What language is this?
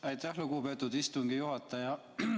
Estonian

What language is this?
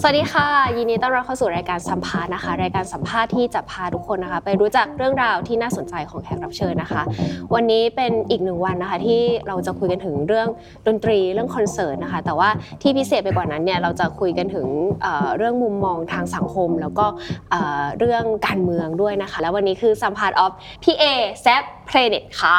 Thai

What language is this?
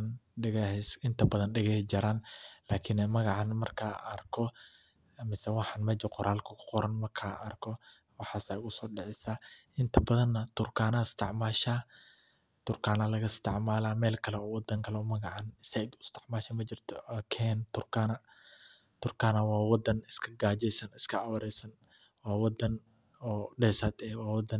Somali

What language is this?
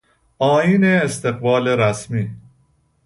Persian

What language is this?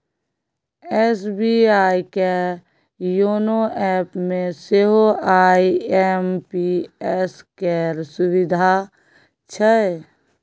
Maithili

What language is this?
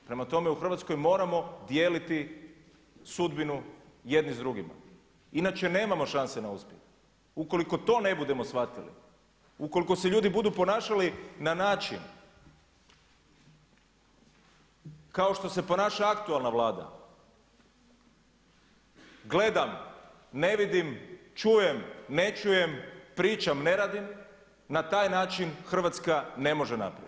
Croatian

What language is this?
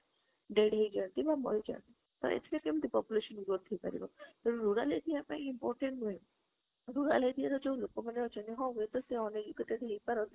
Odia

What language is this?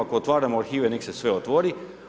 Croatian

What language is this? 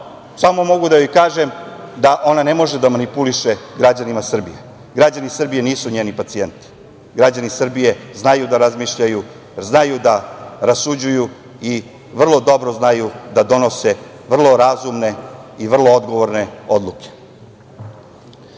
Serbian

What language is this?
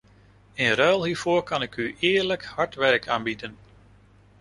Dutch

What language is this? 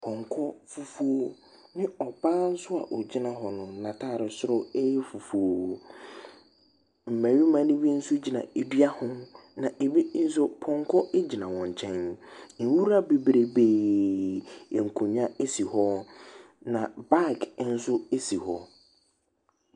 Akan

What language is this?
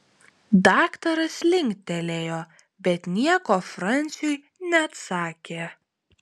Lithuanian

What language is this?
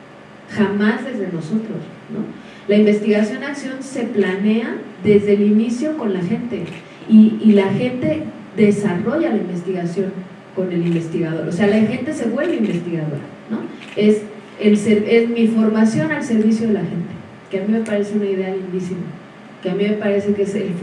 Spanish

